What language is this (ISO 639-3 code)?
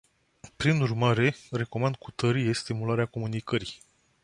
ron